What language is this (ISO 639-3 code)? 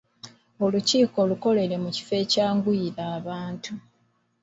lug